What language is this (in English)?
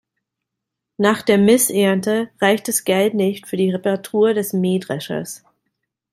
German